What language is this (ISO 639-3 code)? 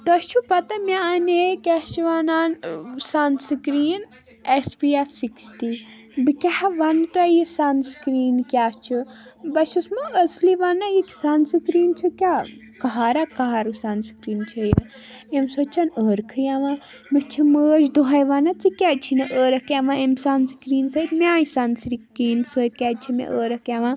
kas